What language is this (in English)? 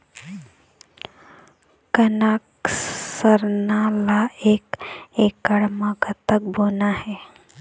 Chhattisgarhi